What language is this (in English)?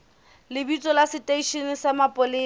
Southern Sotho